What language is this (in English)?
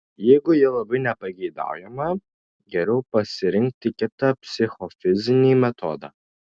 Lithuanian